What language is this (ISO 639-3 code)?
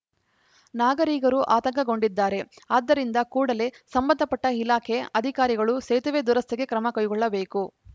kan